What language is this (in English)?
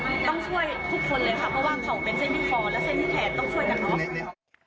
Thai